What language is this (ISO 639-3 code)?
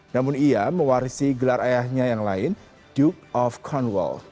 ind